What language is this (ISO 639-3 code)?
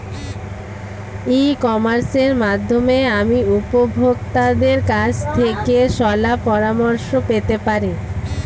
ben